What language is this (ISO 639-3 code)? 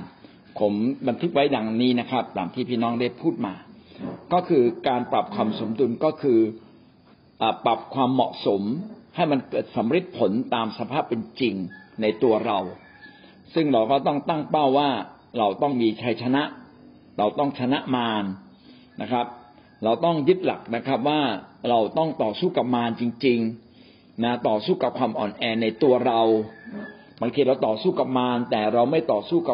tha